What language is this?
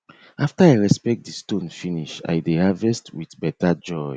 Nigerian Pidgin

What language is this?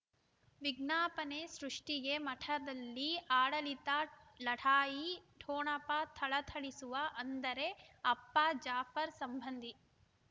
Kannada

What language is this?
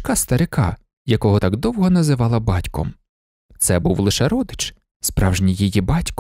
Ukrainian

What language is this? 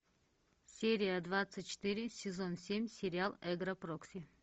Russian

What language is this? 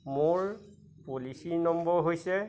Assamese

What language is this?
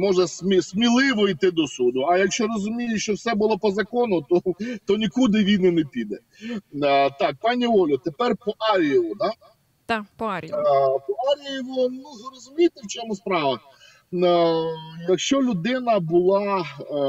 Ukrainian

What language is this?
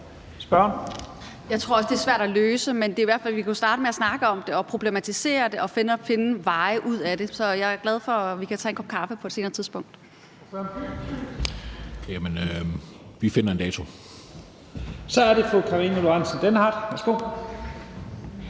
Danish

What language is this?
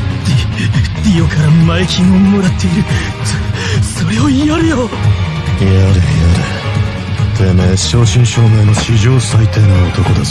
Japanese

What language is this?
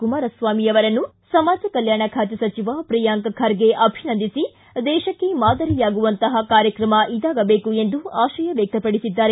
Kannada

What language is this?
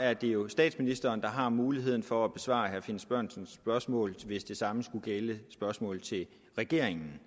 Danish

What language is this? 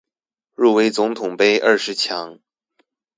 Chinese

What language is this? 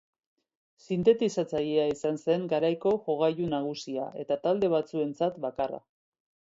Basque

